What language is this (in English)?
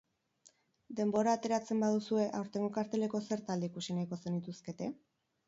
Basque